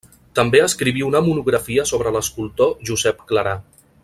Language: Catalan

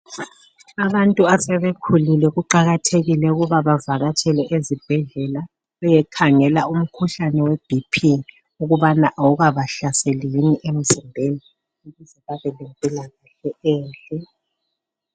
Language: North Ndebele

